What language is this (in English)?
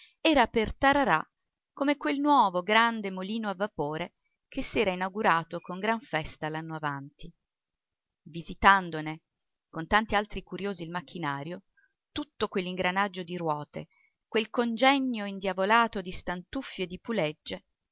Italian